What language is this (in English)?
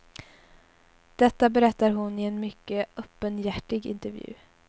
Swedish